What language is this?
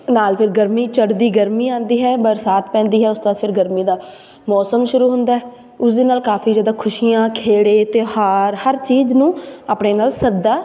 Punjabi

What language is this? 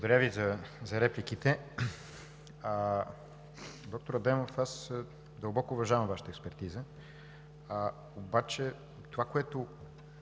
Bulgarian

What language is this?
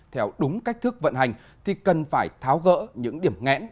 Vietnamese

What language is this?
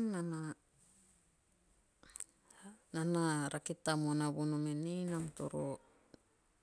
Teop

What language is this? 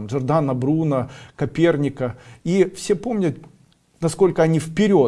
Russian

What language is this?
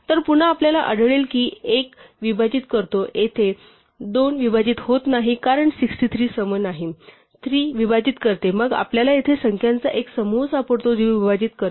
Marathi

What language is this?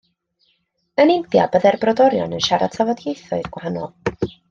Welsh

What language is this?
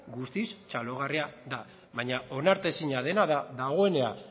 Basque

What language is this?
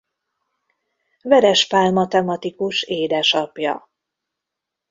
Hungarian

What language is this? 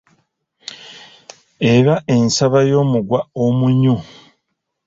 Ganda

